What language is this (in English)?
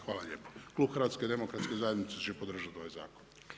Croatian